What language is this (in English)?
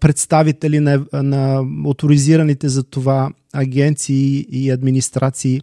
Bulgarian